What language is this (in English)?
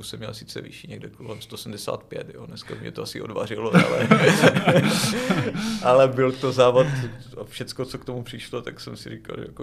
Czech